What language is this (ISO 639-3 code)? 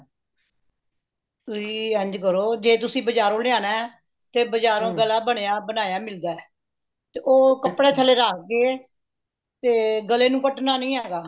pan